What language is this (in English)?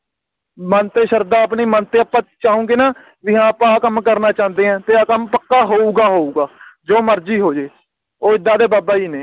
Punjabi